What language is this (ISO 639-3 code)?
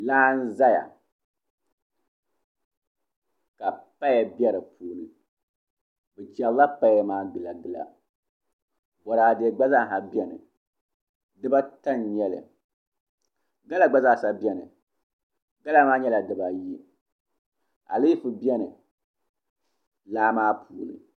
dag